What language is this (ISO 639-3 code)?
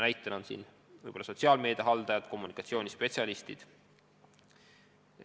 est